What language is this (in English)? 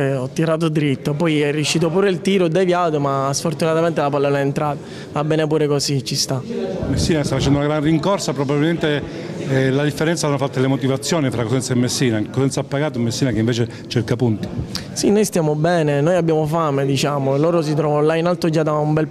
Italian